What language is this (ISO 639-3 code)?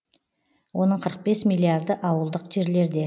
kaz